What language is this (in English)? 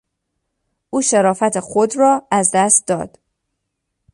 Persian